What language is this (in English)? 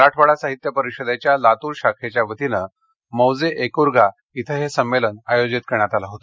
Marathi